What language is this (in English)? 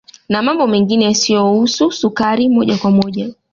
Swahili